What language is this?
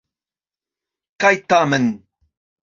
Esperanto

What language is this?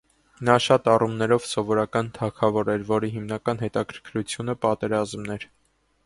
Armenian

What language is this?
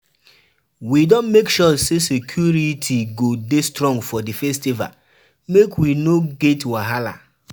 Nigerian Pidgin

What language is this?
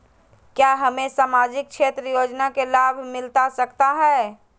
Magahi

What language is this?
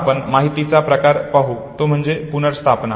Marathi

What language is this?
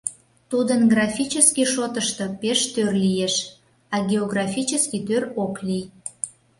Mari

